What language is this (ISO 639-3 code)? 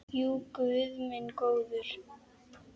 isl